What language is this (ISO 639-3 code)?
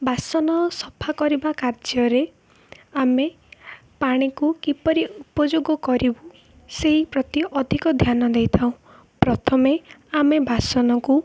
ori